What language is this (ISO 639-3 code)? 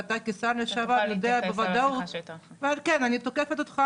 heb